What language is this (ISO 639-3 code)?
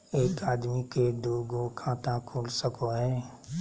mag